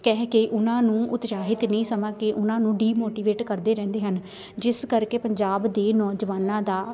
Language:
Punjabi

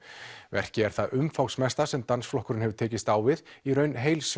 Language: Icelandic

